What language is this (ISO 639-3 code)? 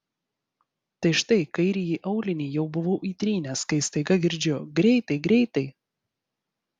lit